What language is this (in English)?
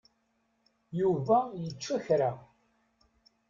Kabyle